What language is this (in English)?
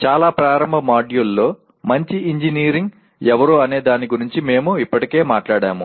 Telugu